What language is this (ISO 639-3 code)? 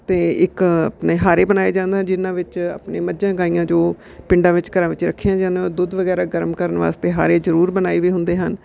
pan